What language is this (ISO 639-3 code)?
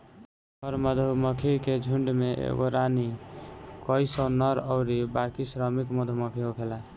bho